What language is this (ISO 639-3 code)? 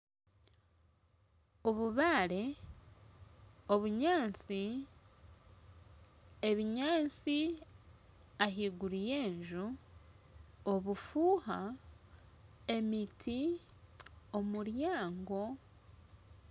nyn